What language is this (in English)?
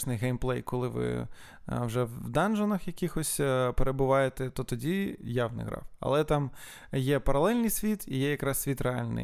Ukrainian